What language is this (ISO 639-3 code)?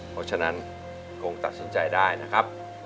tha